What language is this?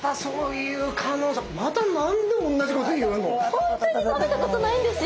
Japanese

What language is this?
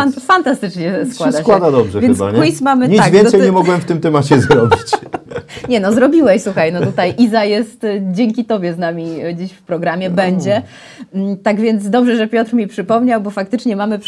Polish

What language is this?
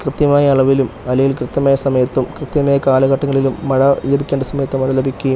Malayalam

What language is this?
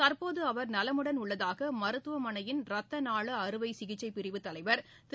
Tamil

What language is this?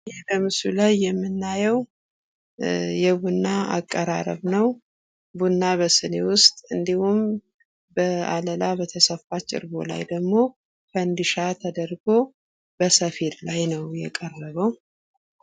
Amharic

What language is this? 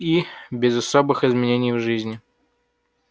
Russian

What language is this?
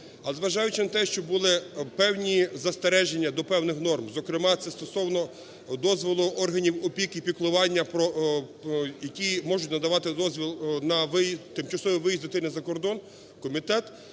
Ukrainian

